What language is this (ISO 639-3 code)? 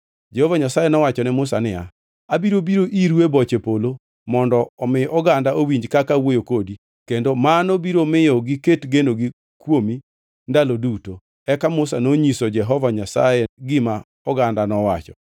luo